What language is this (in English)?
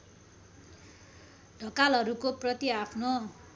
Nepali